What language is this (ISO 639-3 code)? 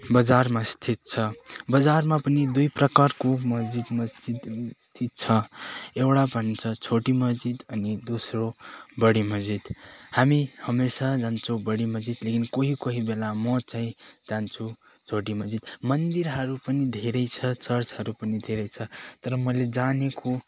nep